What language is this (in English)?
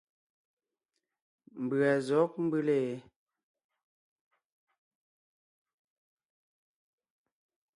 Ngiemboon